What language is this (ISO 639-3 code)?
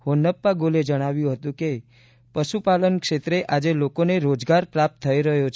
guj